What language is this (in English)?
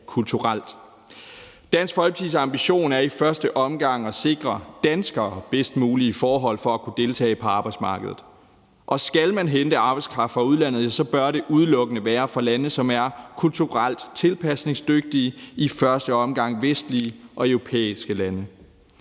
Danish